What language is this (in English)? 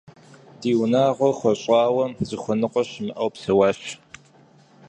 Kabardian